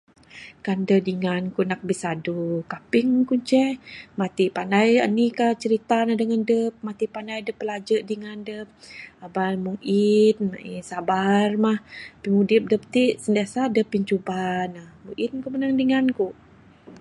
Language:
Bukar-Sadung Bidayuh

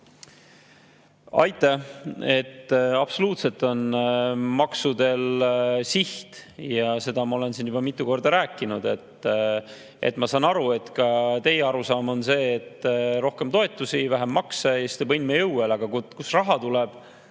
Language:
Estonian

